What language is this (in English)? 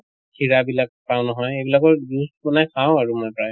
Assamese